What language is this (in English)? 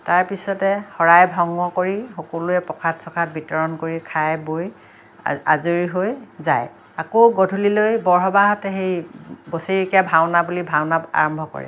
Assamese